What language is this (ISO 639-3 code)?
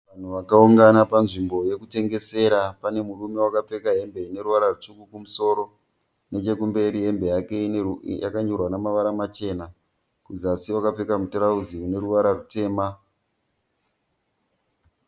sna